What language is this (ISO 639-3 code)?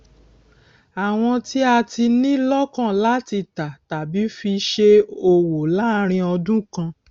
yor